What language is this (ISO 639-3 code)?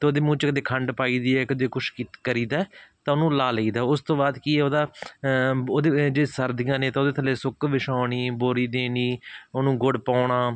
pan